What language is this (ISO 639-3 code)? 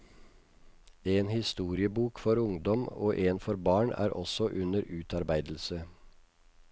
nor